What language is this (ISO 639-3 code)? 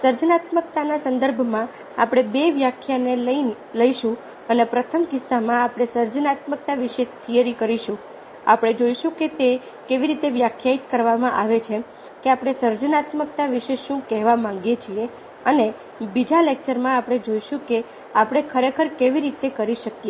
guj